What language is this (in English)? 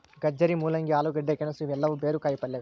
Kannada